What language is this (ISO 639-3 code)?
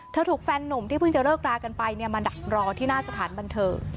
tha